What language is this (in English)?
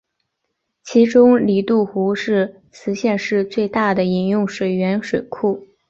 Chinese